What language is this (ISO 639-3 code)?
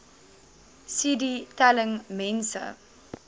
afr